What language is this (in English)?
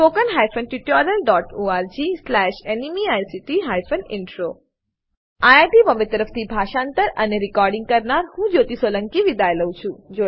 Gujarati